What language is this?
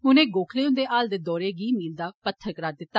Dogri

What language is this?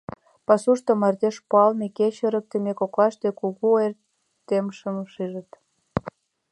Mari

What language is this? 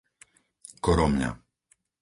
Slovak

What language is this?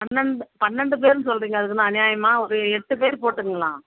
Tamil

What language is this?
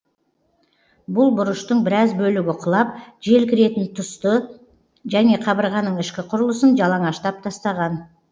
Kazakh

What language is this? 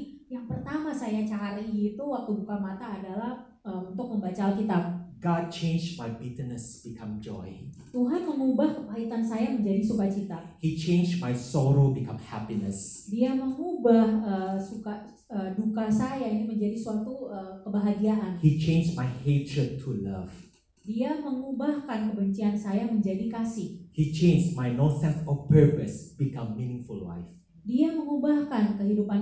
Indonesian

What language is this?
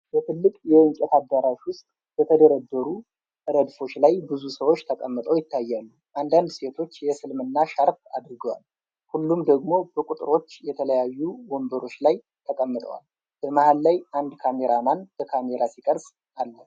Amharic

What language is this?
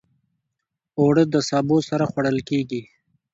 Pashto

